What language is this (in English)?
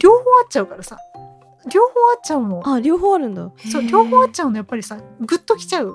Japanese